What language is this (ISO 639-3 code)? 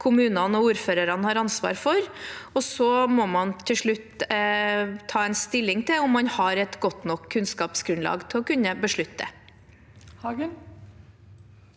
nor